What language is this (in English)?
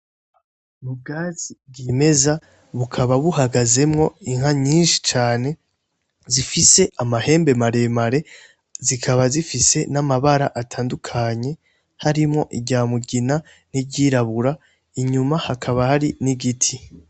Rundi